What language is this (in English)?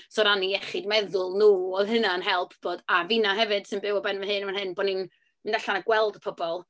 Welsh